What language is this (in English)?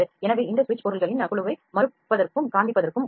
Tamil